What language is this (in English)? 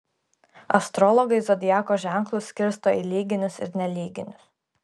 Lithuanian